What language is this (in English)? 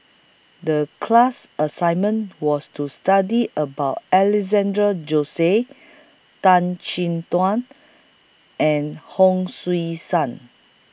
English